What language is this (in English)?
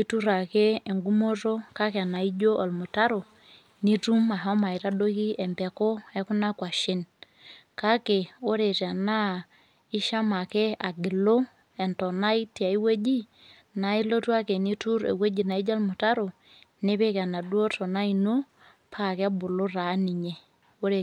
Masai